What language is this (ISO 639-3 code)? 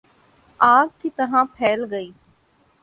urd